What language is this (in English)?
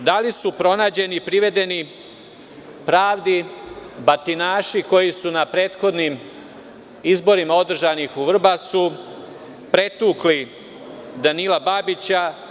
Serbian